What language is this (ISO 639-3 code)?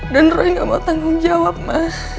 ind